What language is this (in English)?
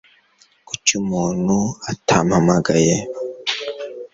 Kinyarwanda